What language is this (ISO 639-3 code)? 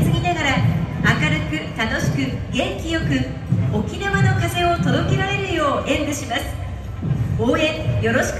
jpn